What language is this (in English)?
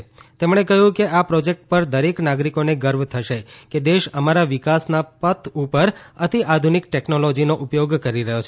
Gujarati